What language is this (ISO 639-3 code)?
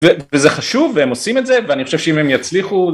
heb